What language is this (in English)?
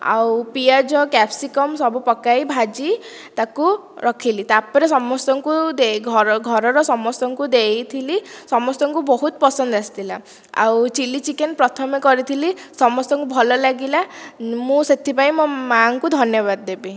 Odia